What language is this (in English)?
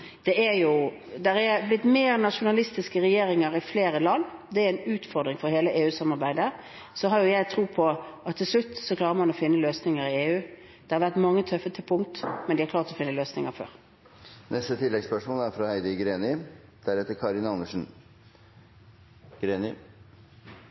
Norwegian